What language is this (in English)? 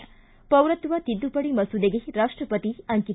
Kannada